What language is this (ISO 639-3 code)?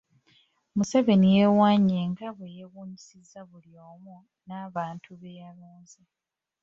lug